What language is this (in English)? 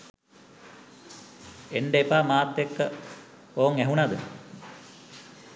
Sinhala